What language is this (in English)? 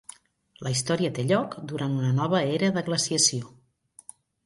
Catalan